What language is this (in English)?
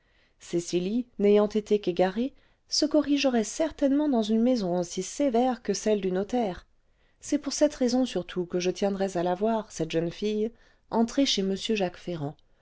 French